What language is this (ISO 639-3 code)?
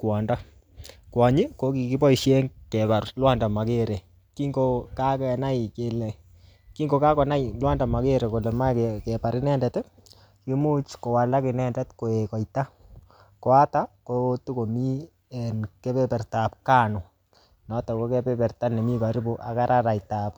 kln